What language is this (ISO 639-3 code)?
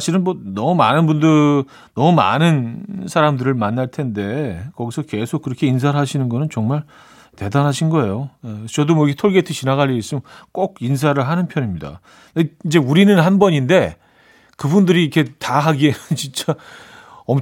kor